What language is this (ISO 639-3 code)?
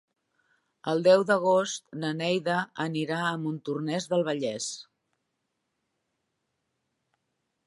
cat